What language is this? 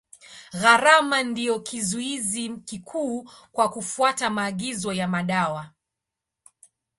Swahili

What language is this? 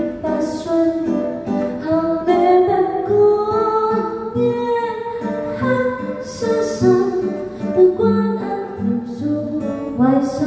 Vietnamese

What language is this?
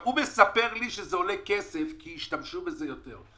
Hebrew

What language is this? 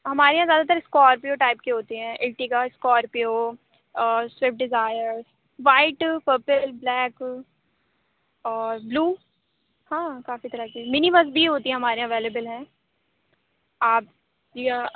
Urdu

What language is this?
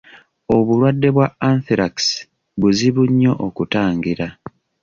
Ganda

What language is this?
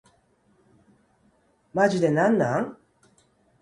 Japanese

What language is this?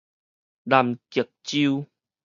Min Nan Chinese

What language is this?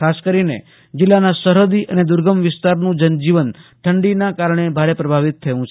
Gujarati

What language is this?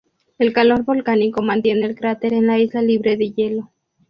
Spanish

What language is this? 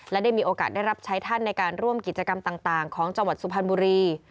Thai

